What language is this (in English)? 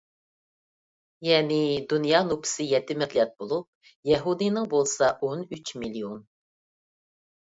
Uyghur